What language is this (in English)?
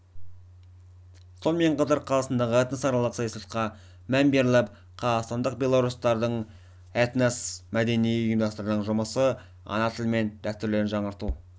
Kazakh